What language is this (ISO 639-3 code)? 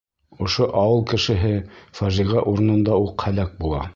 bak